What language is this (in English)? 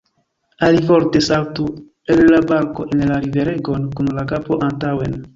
Esperanto